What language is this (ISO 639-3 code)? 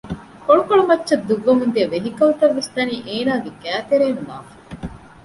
div